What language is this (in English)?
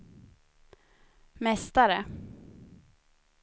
Swedish